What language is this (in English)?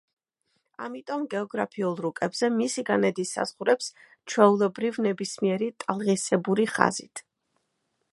Georgian